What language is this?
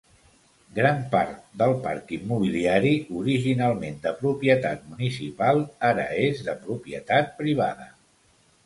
Catalan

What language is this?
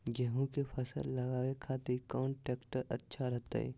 Magahi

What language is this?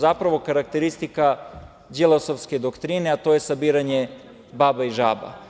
Serbian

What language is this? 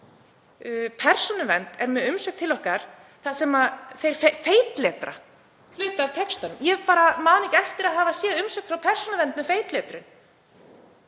Icelandic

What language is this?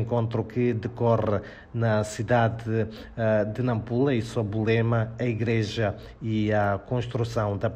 Portuguese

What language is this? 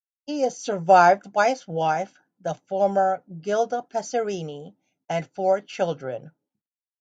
English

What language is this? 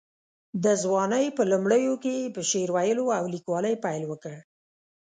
Pashto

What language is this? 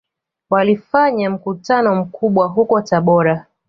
Swahili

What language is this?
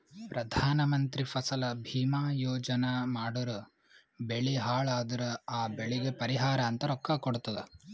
Kannada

